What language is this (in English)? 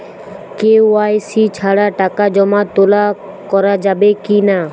Bangla